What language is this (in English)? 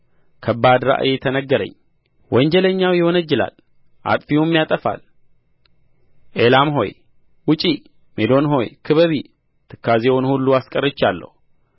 Amharic